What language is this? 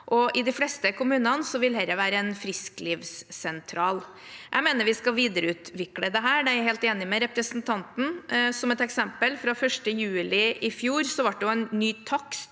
Norwegian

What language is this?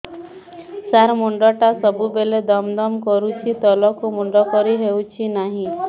Odia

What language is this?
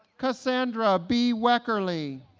English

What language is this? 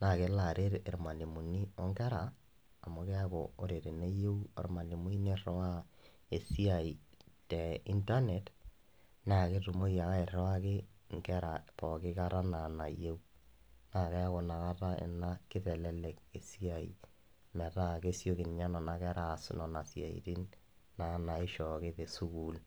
Masai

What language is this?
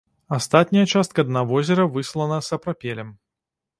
Belarusian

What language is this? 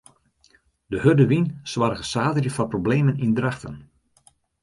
Western Frisian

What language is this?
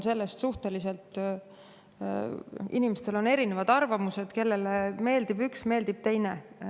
Estonian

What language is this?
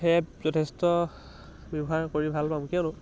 Assamese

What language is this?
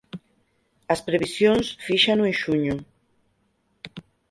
Galician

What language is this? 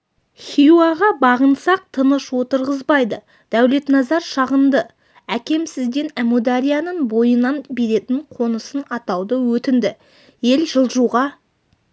Kazakh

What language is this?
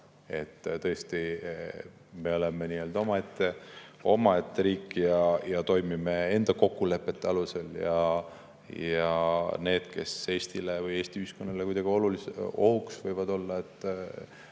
Estonian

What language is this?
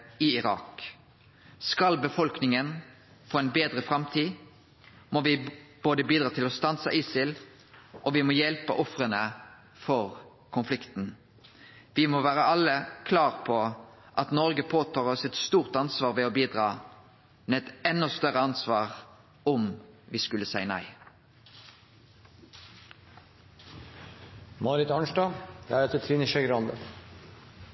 Norwegian Nynorsk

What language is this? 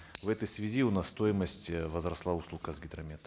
Kazakh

